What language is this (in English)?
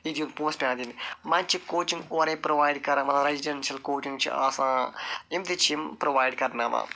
Kashmiri